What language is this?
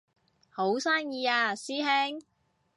Cantonese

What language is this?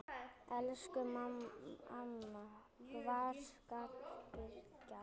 Icelandic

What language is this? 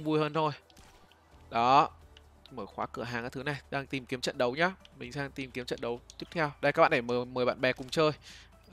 Vietnamese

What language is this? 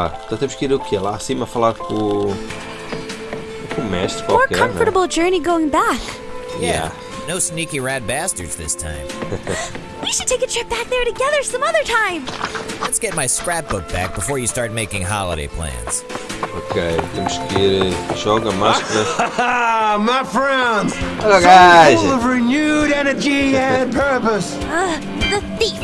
Portuguese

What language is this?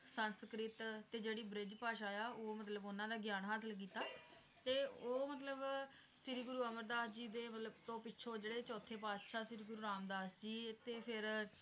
Punjabi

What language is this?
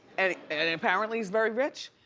English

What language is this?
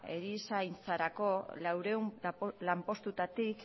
Basque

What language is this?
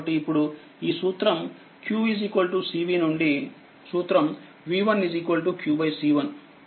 Telugu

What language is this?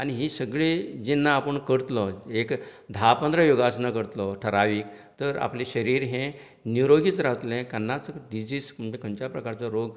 Konkani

